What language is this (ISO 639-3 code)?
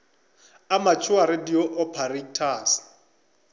nso